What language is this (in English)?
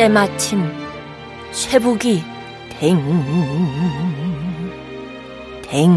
Korean